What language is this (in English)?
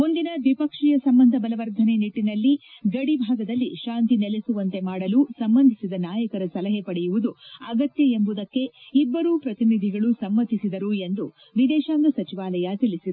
Kannada